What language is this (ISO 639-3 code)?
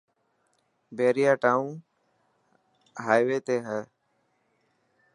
mki